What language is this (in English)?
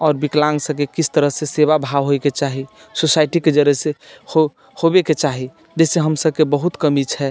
Maithili